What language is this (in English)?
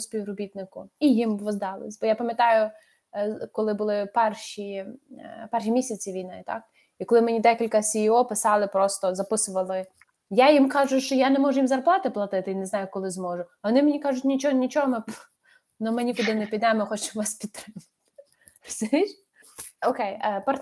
Ukrainian